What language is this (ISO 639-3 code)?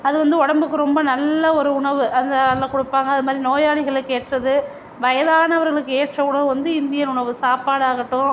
tam